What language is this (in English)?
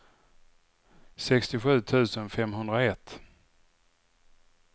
Swedish